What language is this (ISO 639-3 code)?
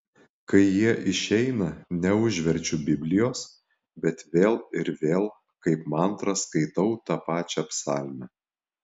lit